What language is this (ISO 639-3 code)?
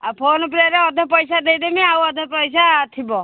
ori